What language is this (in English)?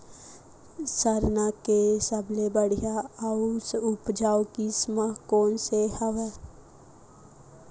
Chhattisgarhi